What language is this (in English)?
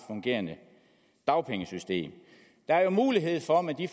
Danish